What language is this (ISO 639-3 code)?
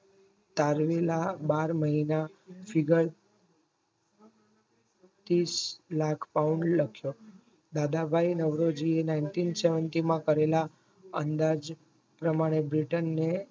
guj